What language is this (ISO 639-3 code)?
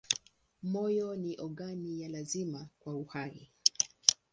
swa